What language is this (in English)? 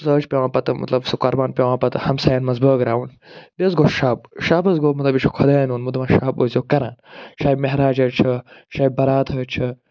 Kashmiri